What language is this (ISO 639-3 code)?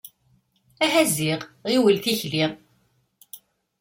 kab